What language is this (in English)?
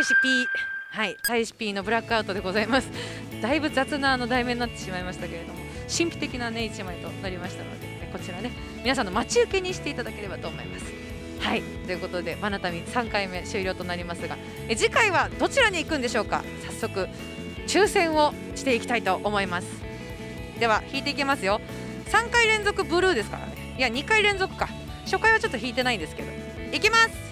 Japanese